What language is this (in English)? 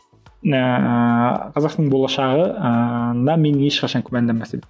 Kazakh